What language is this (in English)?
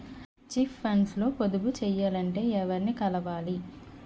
Telugu